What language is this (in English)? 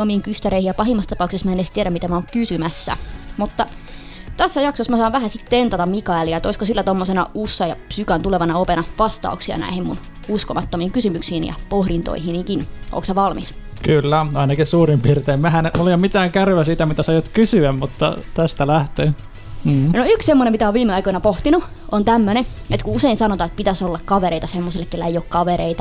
Finnish